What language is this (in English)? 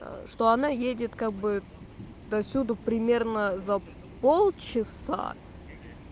Russian